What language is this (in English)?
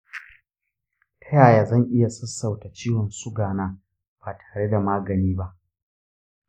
Hausa